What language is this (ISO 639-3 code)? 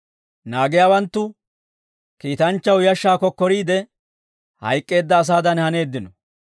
dwr